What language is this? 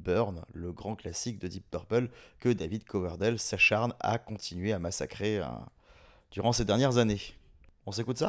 French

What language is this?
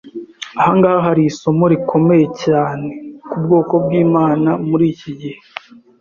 Kinyarwanda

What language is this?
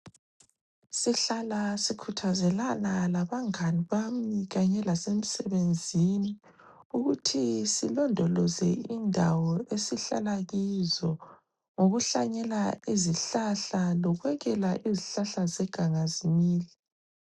North Ndebele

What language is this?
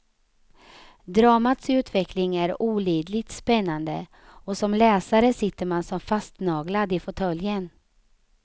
Swedish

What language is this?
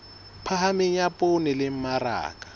Southern Sotho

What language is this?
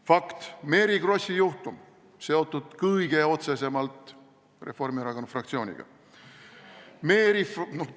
Estonian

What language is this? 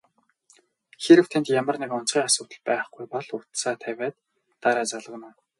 Mongolian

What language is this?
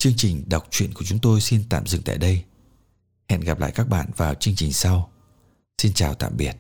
Vietnamese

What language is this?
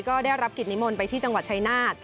Thai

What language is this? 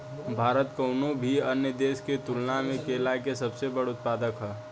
Bhojpuri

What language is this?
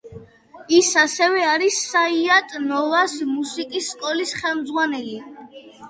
Georgian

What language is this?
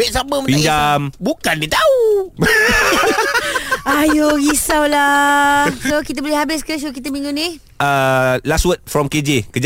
Malay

